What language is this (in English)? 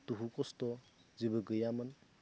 Bodo